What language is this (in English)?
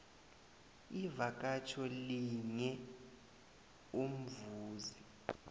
South Ndebele